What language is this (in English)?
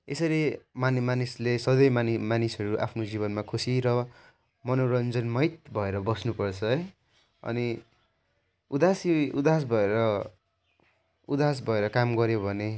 Nepali